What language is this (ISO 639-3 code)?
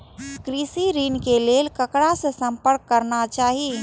mai